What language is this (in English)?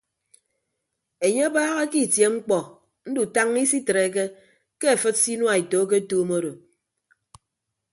Ibibio